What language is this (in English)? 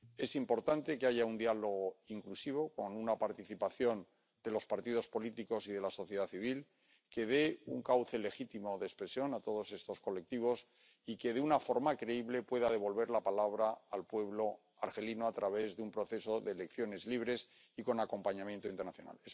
Spanish